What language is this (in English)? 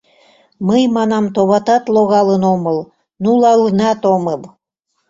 Mari